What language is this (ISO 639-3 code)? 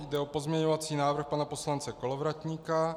ces